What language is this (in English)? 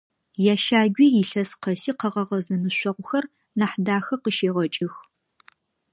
Adyghe